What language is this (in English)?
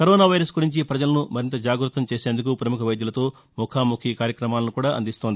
Telugu